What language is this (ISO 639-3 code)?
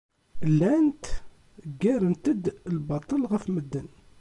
kab